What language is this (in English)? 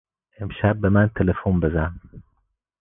Persian